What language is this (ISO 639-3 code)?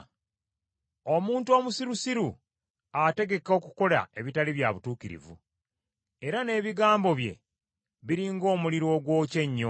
lug